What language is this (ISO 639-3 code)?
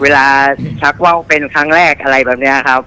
tha